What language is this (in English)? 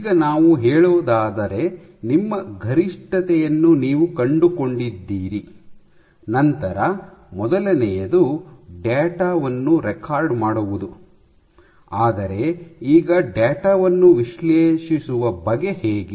Kannada